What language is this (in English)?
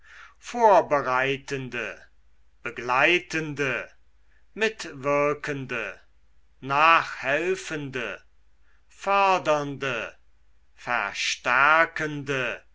German